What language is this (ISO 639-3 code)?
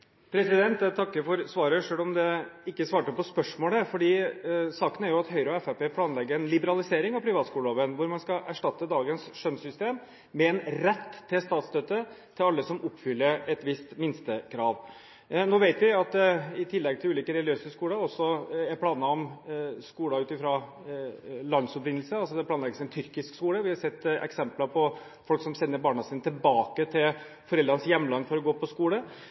nob